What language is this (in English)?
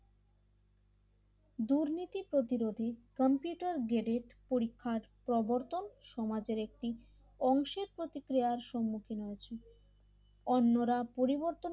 Bangla